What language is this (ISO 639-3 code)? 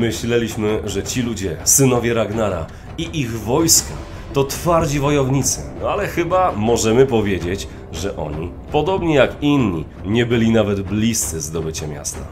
pol